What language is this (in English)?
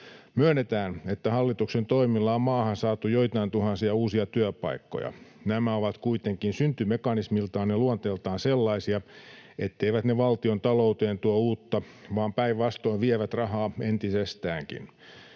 Finnish